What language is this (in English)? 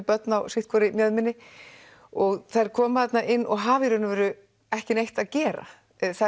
Icelandic